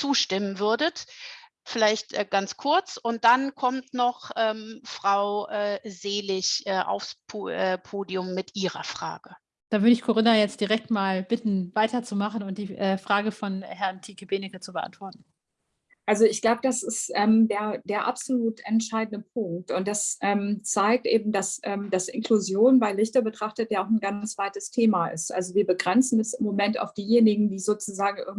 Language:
German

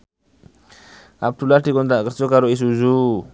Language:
Javanese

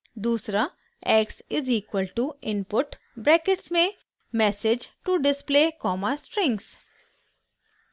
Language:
Hindi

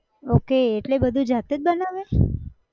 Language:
Gujarati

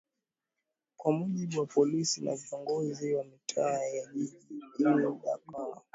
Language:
Swahili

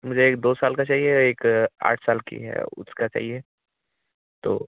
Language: Hindi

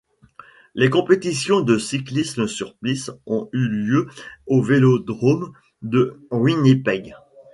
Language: French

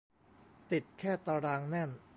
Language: Thai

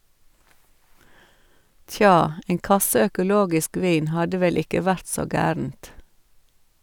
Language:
Norwegian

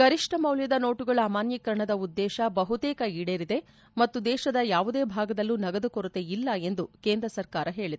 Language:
Kannada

